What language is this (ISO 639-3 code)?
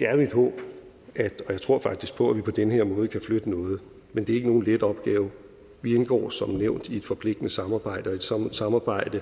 dan